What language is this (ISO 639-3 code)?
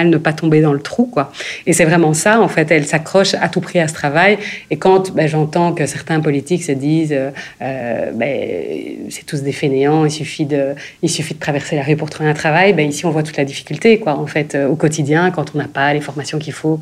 fra